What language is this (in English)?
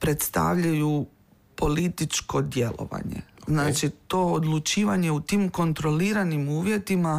Croatian